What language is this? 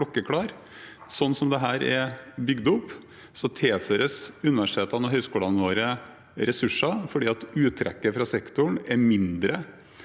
Norwegian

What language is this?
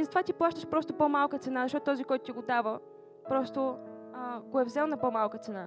Bulgarian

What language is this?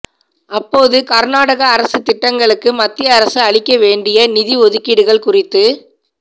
Tamil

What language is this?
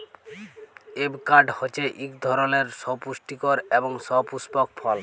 Bangla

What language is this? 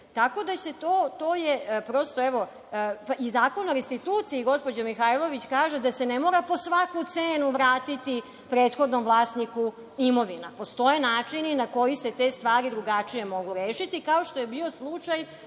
Serbian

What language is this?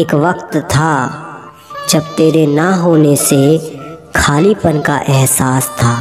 Hindi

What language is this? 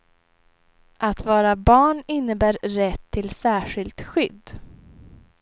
Swedish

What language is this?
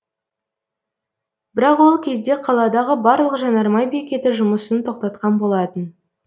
Kazakh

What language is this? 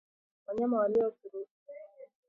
Swahili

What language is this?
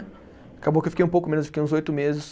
Portuguese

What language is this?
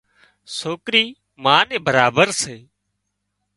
Wadiyara Koli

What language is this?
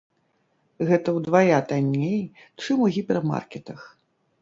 Belarusian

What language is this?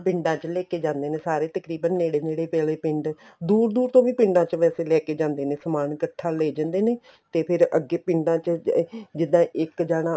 Punjabi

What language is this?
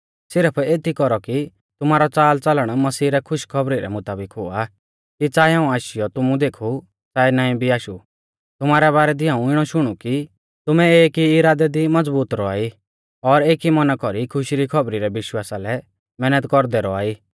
Mahasu Pahari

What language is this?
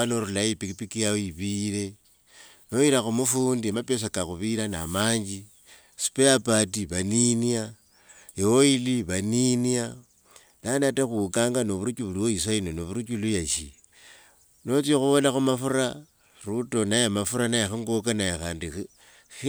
Wanga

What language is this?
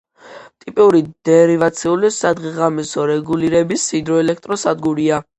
Georgian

